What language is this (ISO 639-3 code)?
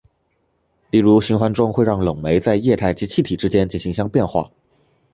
zho